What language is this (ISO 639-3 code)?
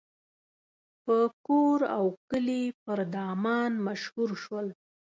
pus